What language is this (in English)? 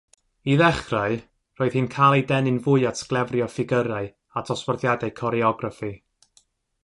Welsh